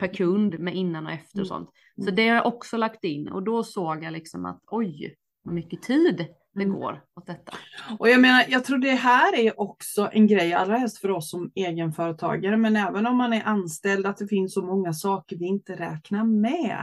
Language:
Swedish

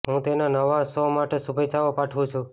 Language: Gujarati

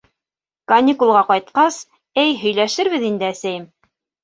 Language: Bashkir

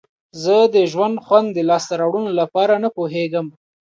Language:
Pashto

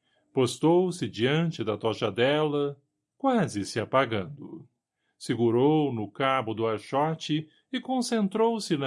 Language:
Portuguese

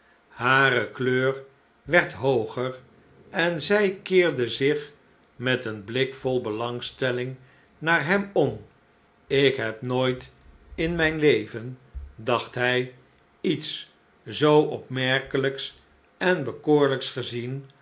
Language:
Dutch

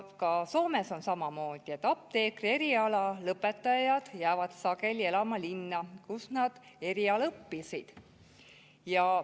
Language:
Estonian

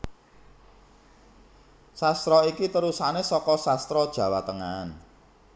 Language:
Javanese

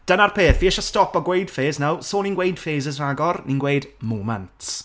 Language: Welsh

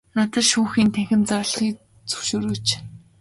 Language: Mongolian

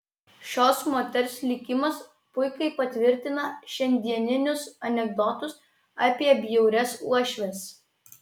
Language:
Lithuanian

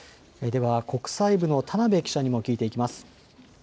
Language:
Japanese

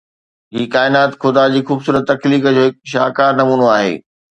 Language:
Sindhi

